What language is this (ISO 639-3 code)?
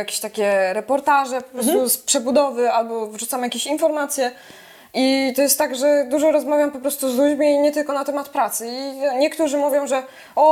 pol